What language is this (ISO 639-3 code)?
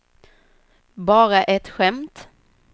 swe